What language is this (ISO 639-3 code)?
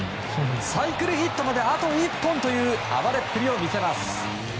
jpn